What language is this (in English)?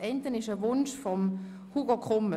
Swiss German